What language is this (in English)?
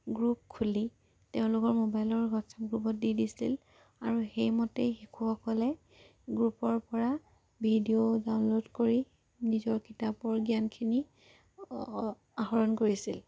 Assamese